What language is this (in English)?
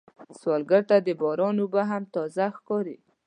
Pashto